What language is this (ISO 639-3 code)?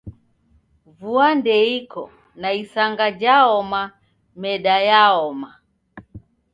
dav